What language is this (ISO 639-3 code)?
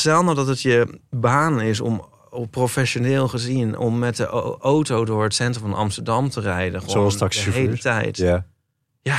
nld